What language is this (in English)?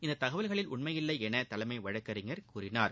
Tamil